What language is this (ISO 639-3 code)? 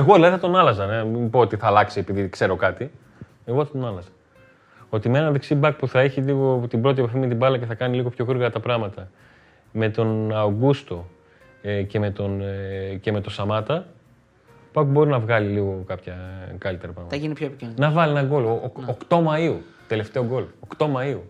ell